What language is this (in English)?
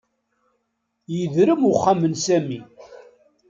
Kabyle